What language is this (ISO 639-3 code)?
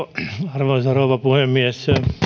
fin